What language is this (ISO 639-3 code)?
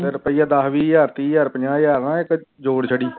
pan